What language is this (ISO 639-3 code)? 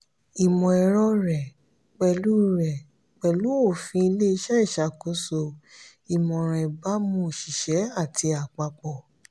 yor